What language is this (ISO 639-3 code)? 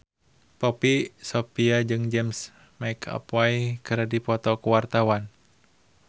sun